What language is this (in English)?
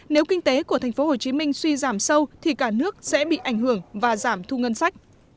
Vietnamese